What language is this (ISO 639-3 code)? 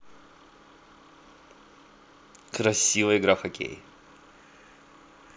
rus